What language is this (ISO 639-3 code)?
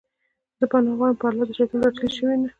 pus